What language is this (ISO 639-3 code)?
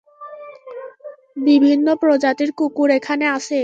ben